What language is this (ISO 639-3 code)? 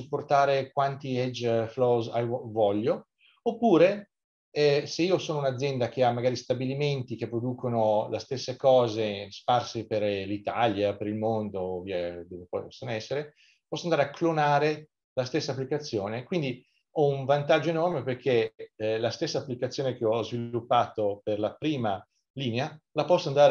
ita